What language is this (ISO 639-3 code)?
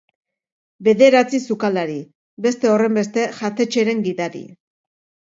eus